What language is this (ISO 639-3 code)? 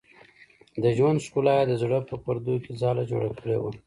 pus